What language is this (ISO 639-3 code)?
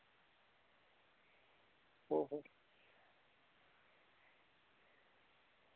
doi